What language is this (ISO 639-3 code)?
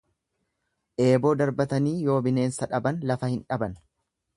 orm